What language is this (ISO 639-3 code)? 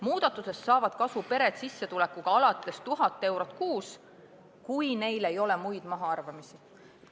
est